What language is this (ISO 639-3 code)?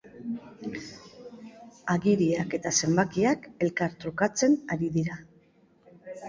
eus